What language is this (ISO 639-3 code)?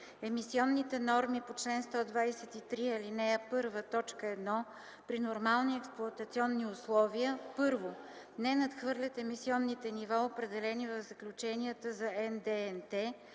bul